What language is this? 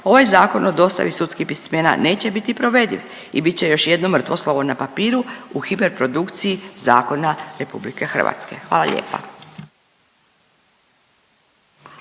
Croatian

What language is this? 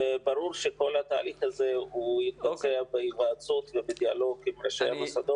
Hebrew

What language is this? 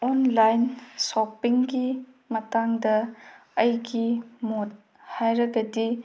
Manipuri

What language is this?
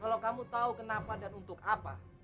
Indonesian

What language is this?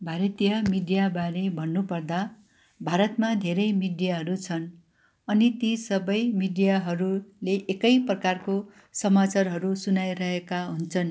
Nepali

